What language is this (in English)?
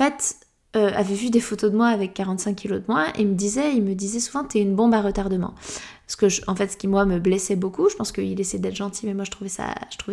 French